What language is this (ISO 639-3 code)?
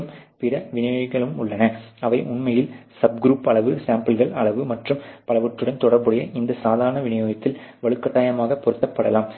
tam